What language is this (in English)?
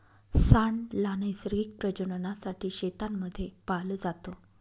Marathi